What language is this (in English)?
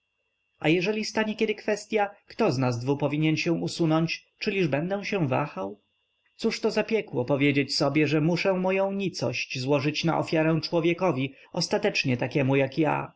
Polish